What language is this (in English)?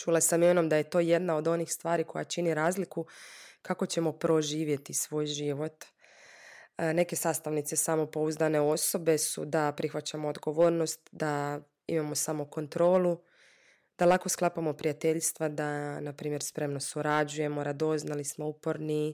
Croatian